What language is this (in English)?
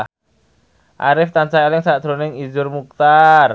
Javanese